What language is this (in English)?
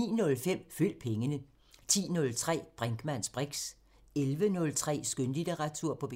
Danish